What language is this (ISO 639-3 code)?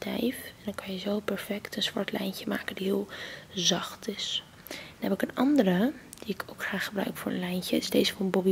nld